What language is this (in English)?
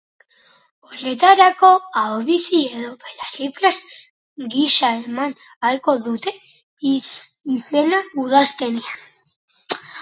Basque